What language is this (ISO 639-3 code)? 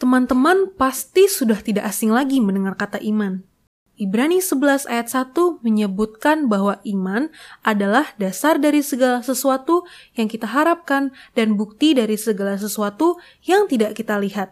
ind